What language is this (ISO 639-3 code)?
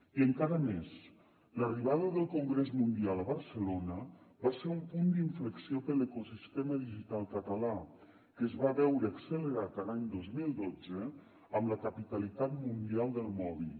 cat